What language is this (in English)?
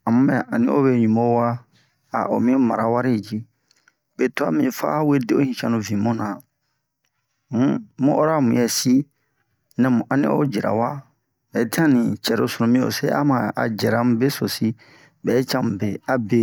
Bomu